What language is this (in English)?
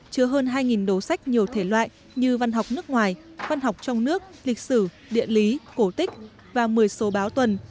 Vietnamese